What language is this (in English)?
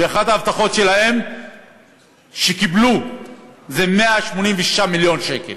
Hebrew